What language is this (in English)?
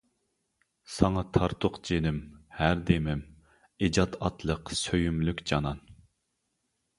Uyghur